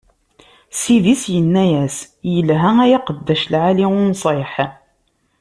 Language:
Kabyle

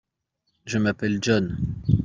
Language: French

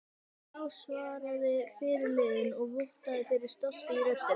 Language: Icelandic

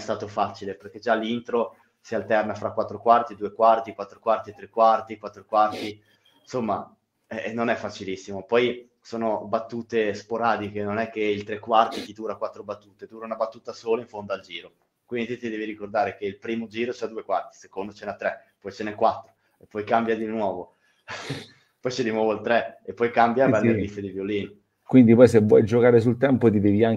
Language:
Italian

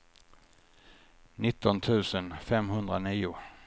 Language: Swedish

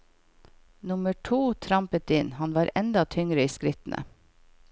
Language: Norwegian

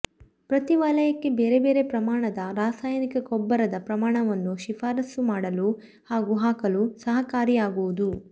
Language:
Kannada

